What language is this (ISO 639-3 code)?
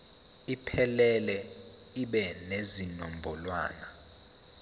zul